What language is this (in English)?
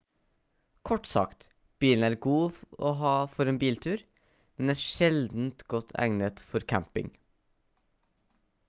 Norwegian Bokmål